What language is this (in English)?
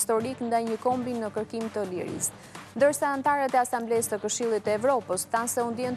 Romanian